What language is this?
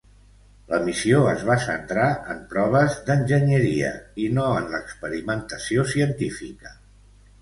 Catalan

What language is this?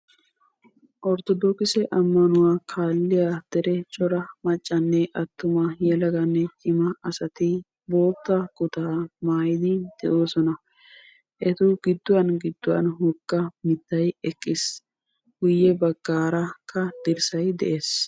Wolaytta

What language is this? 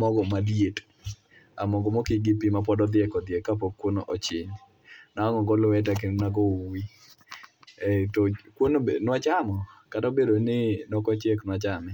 Luo (Kenya and Tanzania)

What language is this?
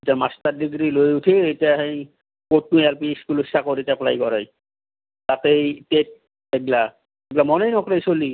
Assamese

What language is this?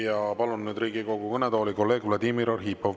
Estonian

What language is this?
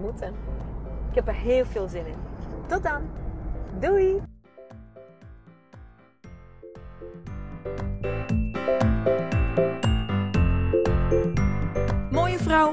Dutch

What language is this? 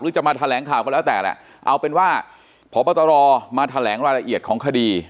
Thai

